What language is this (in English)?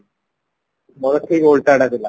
Odia